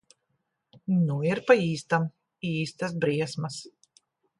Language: Latvian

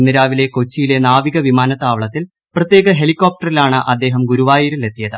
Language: Malayalam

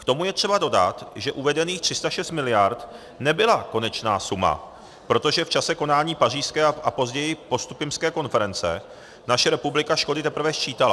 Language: Czech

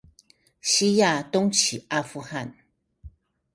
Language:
Chinese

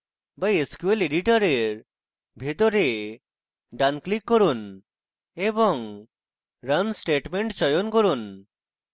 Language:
Bangla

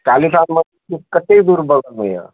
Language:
Maithili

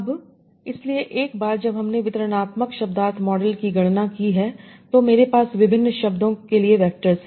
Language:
Hindi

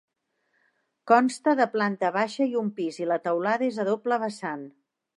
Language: Catalan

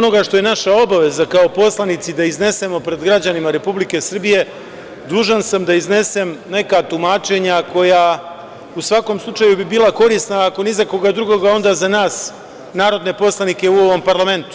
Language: Serbian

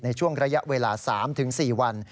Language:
Thai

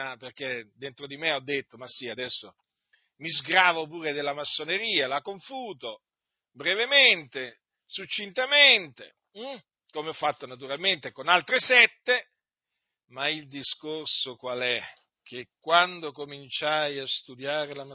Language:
Italian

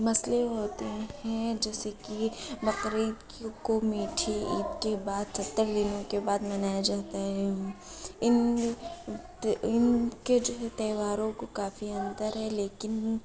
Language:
Urdu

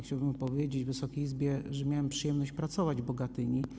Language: Polish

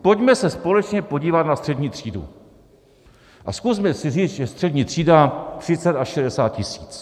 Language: Czech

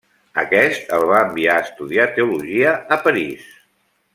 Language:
Catalan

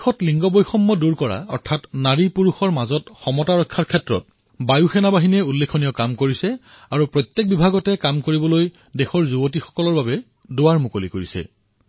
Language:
Assamese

